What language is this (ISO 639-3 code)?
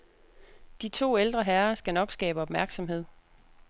dan